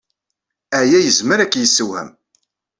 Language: Kabyle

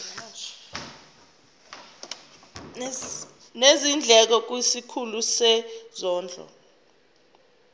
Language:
Zulu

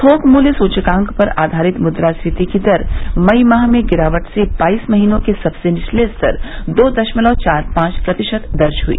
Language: Hindi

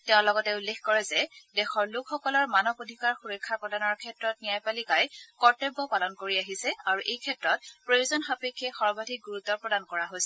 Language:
Assamese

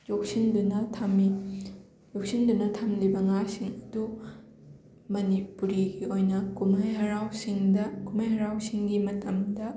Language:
Manipuri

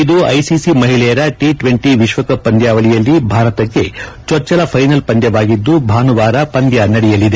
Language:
Kannada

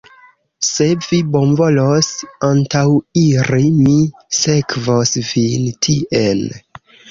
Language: Esperanto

